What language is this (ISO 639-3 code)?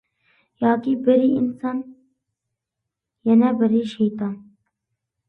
uig